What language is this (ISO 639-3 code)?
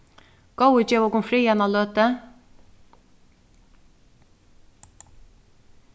fao